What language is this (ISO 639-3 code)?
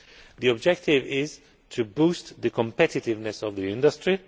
eng